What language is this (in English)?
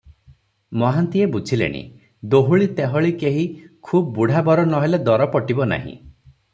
Odia